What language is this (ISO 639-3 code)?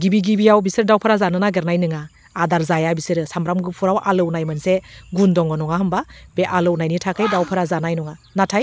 brx